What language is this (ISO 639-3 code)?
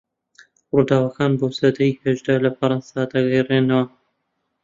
ckb